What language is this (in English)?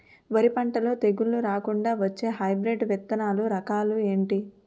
Telugu